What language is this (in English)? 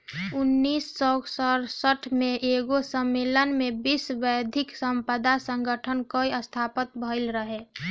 Bhojpuri